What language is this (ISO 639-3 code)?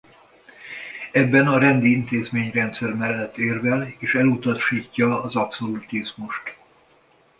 hun